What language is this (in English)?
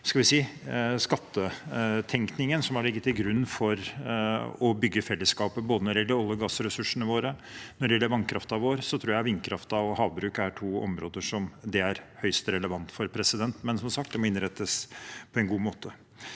Norwegian